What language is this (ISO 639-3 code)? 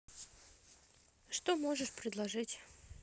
rus